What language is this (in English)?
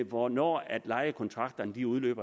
Danish